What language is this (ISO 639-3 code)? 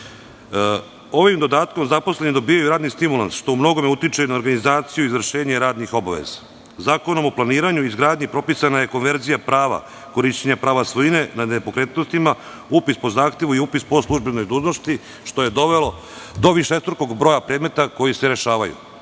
srp